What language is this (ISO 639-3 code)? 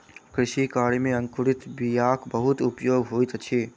mai